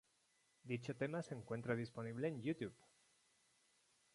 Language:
Spanish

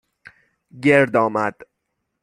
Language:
Persian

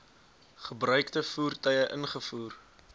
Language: Afrikaans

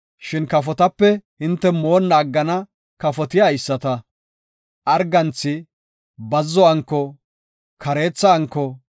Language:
Gofa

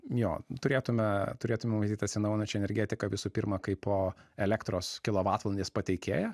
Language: Lithuanian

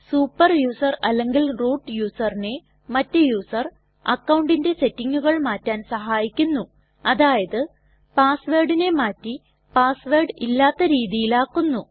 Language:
Malayalam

